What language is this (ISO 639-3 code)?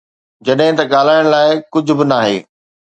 snd